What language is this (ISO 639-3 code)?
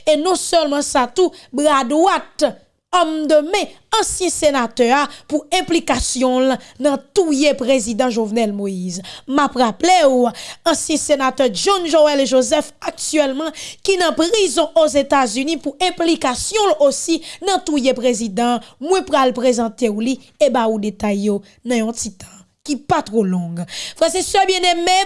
fra